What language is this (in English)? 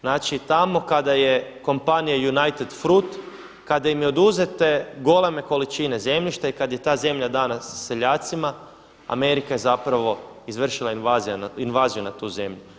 Croatian